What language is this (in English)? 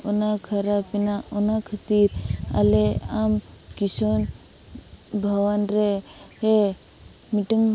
Santali